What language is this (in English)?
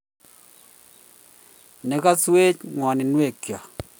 Kalenjin